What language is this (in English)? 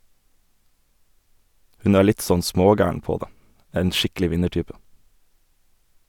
Norwegian